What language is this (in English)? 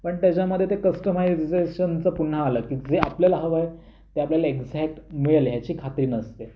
Marathi